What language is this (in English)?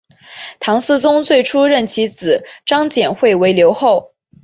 Chinese